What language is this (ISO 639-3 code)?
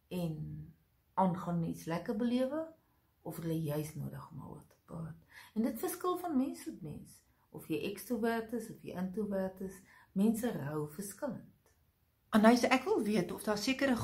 nld